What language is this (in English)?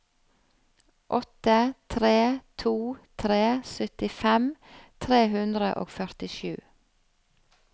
Norwegian